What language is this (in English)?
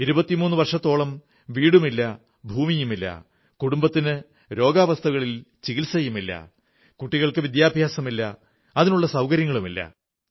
Malayalam